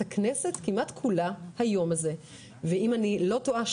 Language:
Hebrew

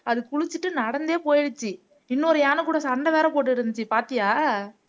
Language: Tamil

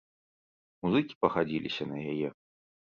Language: Belarusian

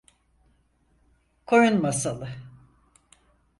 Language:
Turkish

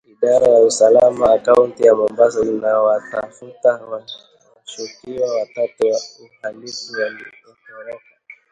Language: Swahili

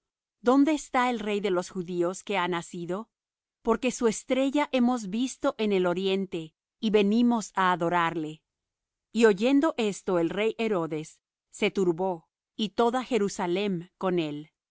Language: Spanish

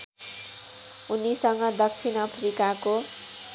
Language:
Nepali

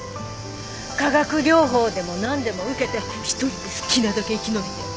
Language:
Japanese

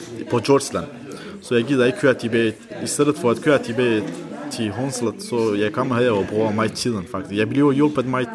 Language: Danish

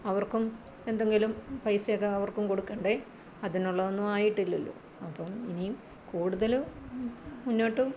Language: Malayalam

